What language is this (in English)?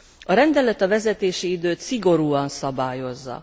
Hungarian